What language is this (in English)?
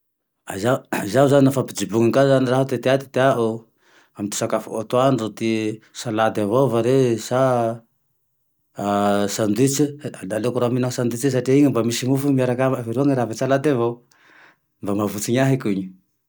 Tandroy-Mahafaly Malagasy